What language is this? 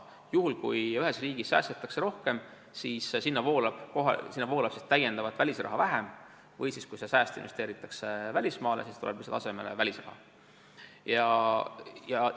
Estonian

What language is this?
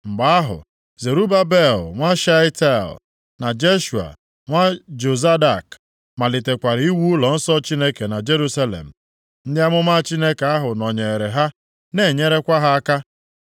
Igbo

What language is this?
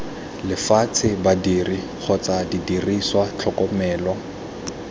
Tswana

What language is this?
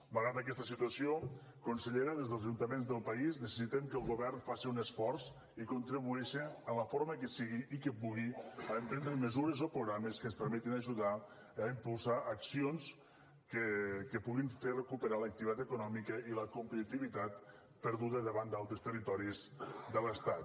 Catalan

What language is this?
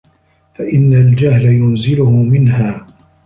Arabic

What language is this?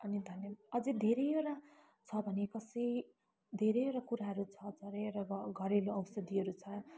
Nepali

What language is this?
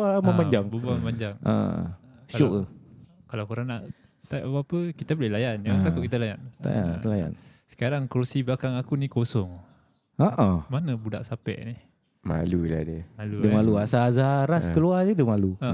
Malay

